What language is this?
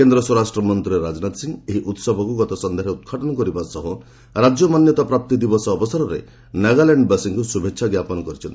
Odia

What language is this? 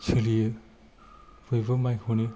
Bodo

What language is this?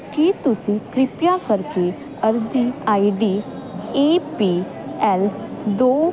Punjabi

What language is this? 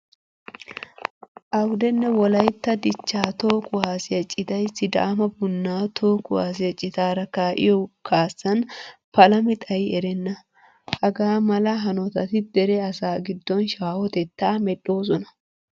Wolaytta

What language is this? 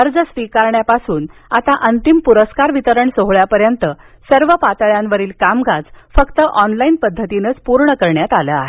Marathi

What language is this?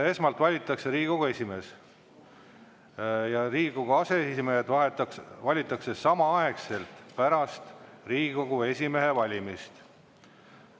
Estonian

